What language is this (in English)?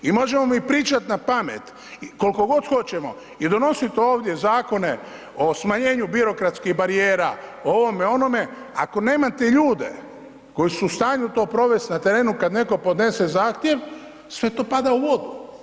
Croatian